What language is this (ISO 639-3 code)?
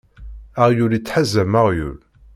kab